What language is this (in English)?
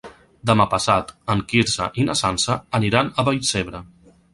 Catalan